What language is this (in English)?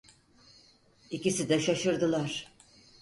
Turkish